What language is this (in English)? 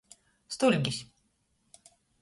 Latgalian